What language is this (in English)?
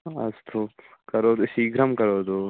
Sanskrit